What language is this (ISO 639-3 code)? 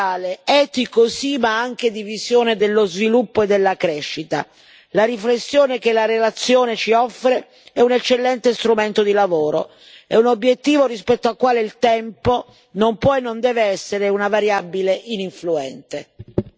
ita